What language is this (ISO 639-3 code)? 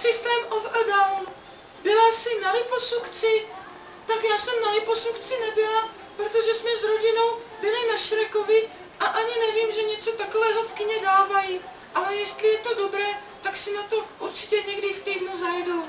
ces